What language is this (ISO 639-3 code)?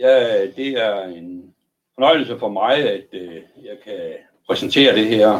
dan